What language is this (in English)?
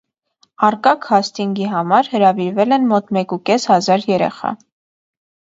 Armenian